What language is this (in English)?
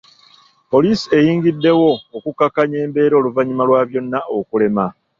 Ganda